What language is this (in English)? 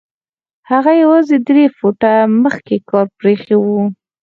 Pashto